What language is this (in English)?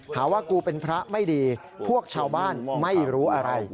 Thai